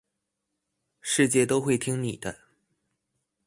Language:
Chinese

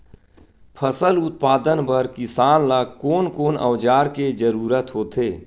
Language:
Chhattisgarhi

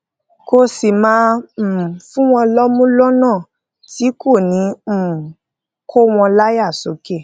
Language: Yoruba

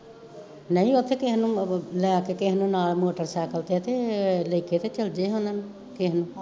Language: Punjabi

